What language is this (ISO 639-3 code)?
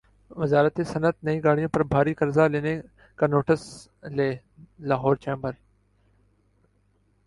urd